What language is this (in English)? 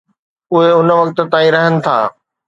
Sindhi